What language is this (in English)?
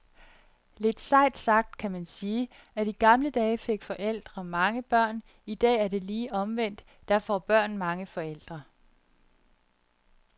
Danish